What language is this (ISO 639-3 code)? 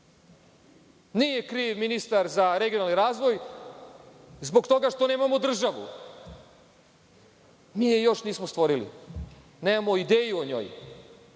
srp